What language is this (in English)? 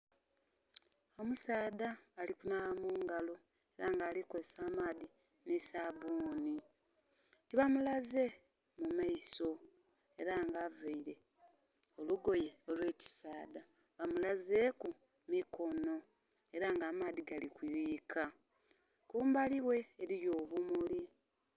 Soga